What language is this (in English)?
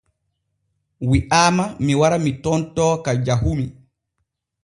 Borgu Fulfulde